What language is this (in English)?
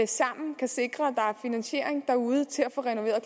Danish